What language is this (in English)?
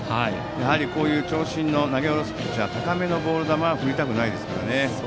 Japanese